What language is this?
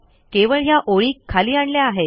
Marathi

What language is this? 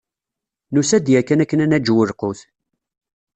Kabyle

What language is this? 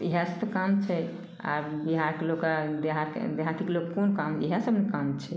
Maithili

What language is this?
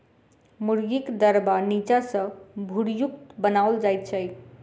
Maithili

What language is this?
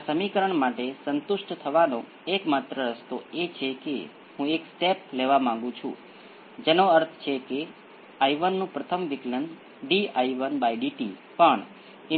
Gujarati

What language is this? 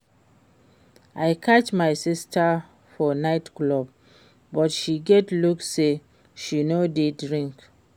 Nigerian Pidgin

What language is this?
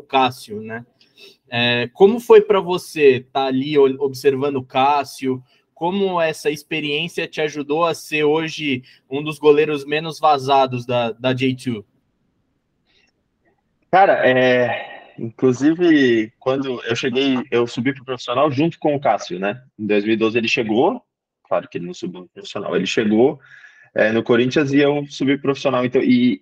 Portuguese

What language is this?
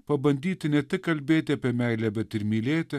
Lithuanian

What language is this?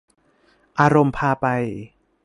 Thai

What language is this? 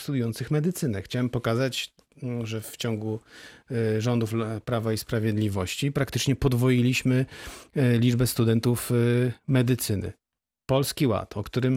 Polish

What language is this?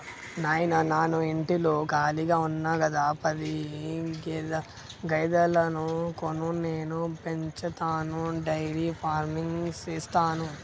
Telugu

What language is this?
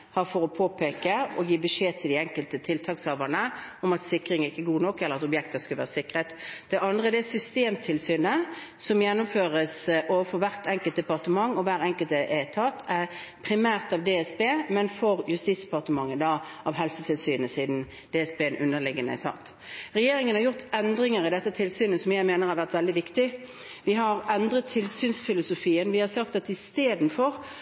Norwegian Bokmål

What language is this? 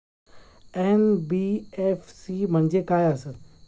Marathi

